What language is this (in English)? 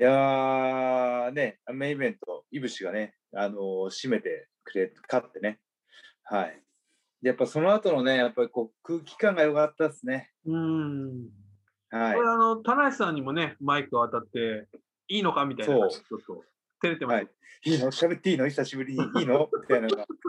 Japanese